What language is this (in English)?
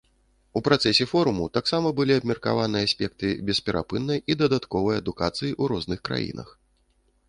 Belarusian